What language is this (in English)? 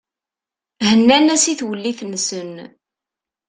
Kabyle